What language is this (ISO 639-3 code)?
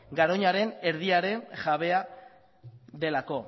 eus